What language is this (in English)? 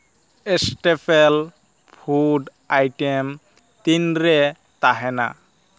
Santali